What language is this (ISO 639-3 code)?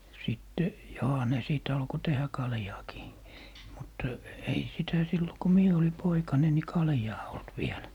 fin